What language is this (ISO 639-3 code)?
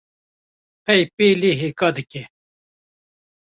kur